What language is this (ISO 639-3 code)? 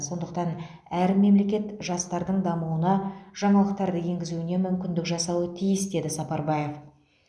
kaz